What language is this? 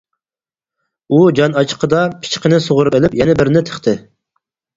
Uyghur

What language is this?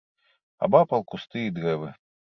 Belarusian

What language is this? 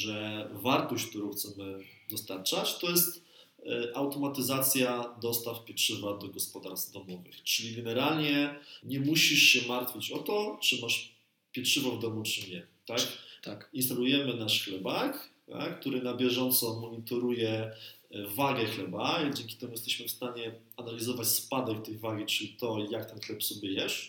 Polish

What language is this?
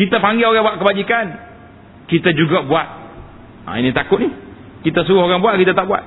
Malay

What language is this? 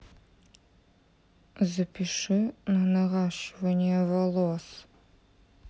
Russian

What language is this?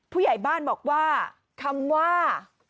Thai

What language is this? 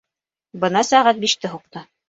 Bashkir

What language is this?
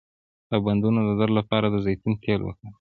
Pashto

